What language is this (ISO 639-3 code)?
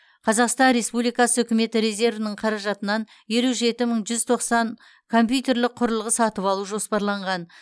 kaz